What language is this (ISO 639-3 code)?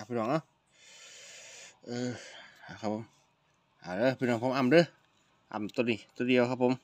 tha